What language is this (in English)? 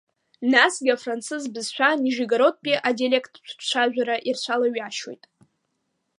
Abkhazian